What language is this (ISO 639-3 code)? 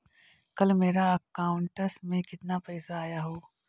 mag